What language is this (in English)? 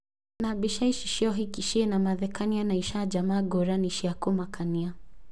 Kikuyu